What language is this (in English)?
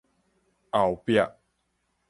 Min Nan Chinese